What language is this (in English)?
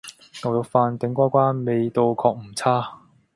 Cantonese